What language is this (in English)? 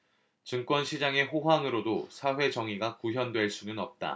Korean